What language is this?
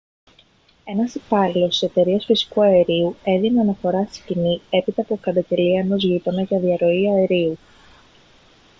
Greek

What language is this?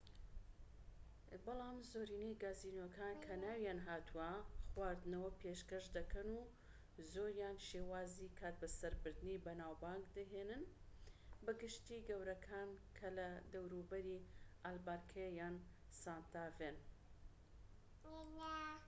Central Kurdish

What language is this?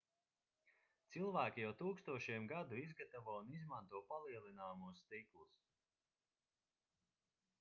Latvian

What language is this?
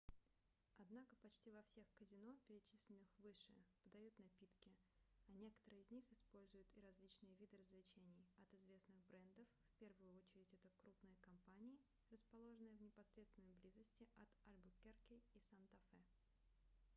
Russian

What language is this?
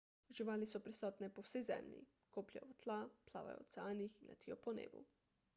Slovenian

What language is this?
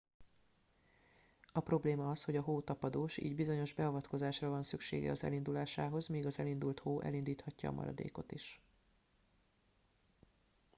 Hungarian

